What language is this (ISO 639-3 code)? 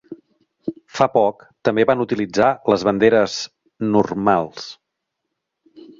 cat